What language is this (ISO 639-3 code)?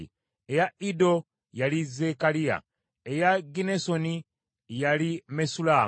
lug